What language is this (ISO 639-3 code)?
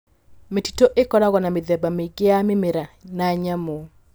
kik